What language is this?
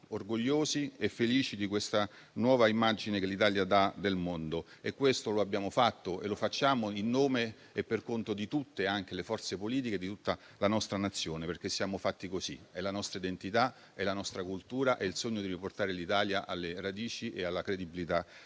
Italian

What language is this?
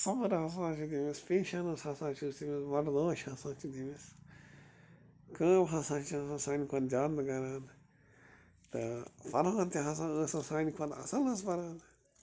Kashmiri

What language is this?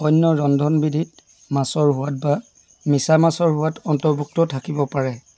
Assamese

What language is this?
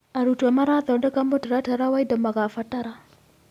Kikuyu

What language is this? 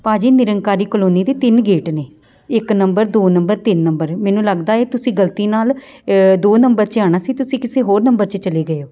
Punjabi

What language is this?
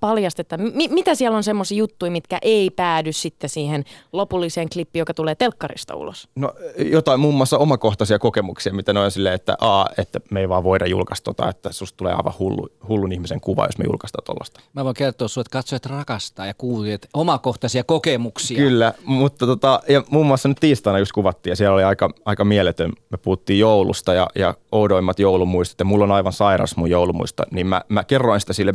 Finnish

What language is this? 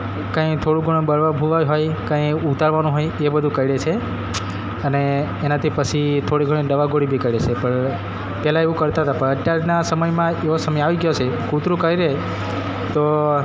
Gujarati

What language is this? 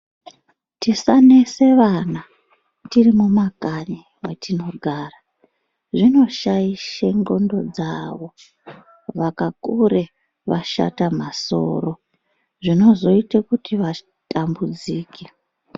Ndau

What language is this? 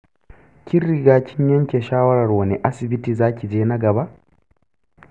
Hausa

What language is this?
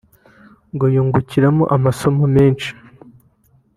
Kinyarwanda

